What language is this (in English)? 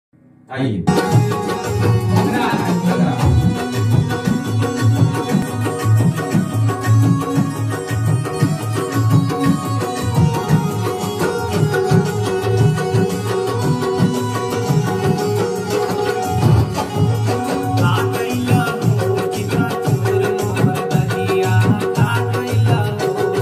Indonesian